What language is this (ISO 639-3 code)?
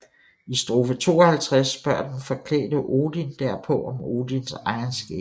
dan